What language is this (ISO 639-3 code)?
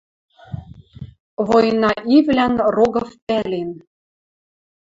mrj